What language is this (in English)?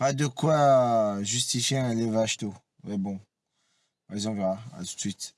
French